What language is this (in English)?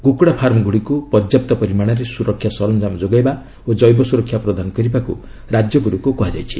Odia